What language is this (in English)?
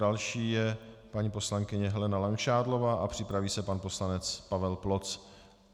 Czech